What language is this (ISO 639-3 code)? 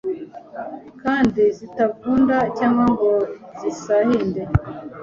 kin